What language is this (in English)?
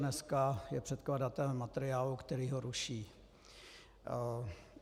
Czech